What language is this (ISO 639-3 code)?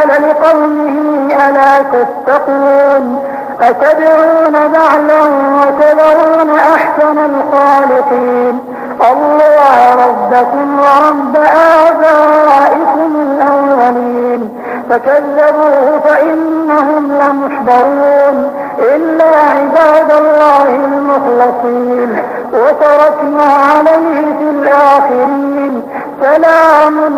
ara